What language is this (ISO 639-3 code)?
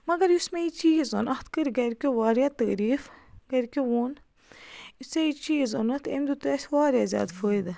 kas